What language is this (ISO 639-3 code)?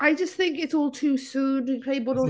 cym